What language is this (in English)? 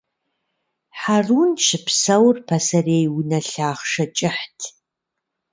Kabardian